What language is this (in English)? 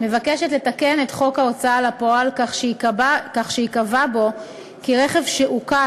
Hebrew